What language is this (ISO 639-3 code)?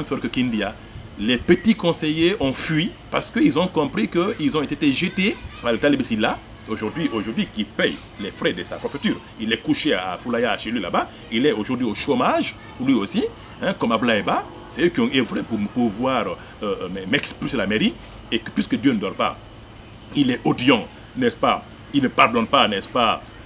fra